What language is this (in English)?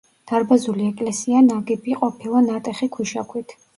Georgian